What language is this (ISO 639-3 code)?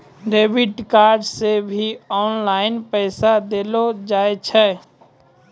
mai